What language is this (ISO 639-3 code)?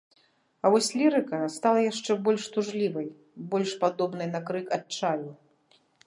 bel